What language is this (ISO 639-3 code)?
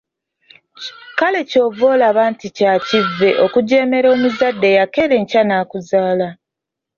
lug